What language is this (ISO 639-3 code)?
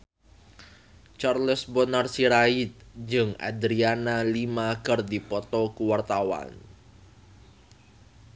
sun